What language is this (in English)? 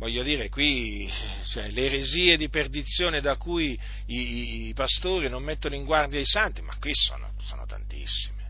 Italian